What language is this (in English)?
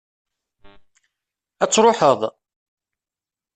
Kabyle